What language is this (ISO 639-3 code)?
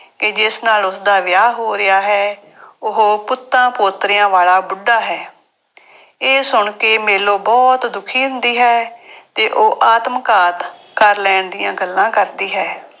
pan